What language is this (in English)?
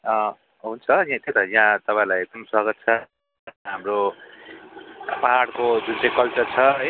Nepali